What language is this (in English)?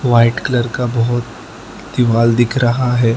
Hindi